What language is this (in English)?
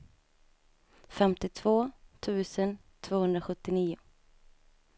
Swedish